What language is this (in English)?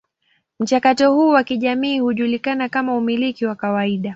Swahili